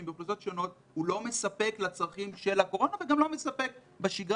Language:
Hebrew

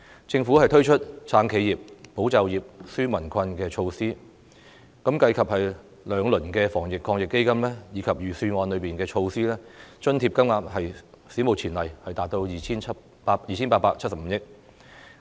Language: Cantonese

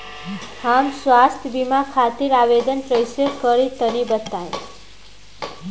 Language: Bhojpuri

